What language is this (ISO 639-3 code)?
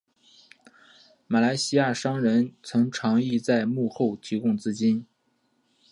zho